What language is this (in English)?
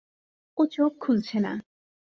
Bangla